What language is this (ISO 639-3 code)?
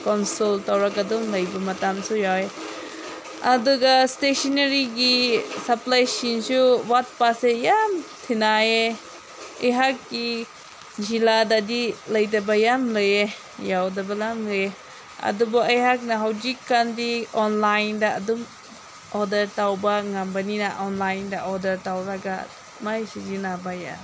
mni